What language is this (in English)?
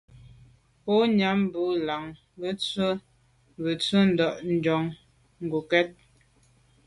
Medumba